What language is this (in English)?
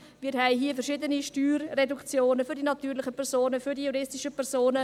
Swiss German